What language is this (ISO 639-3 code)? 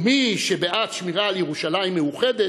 heb